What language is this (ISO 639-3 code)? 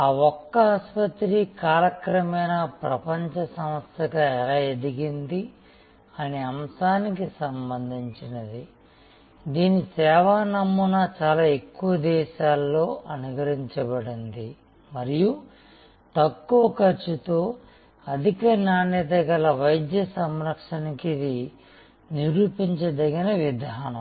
tel